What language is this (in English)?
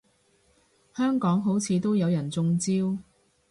Cantonese